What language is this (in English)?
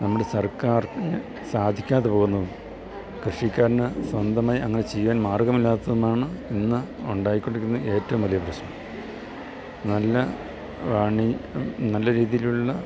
Malayalam